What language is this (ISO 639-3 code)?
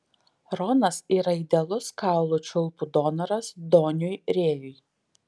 lit